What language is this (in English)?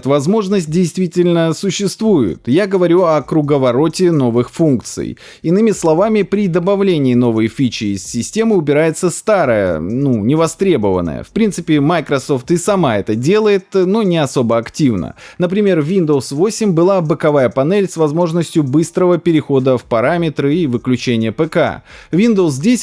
Russian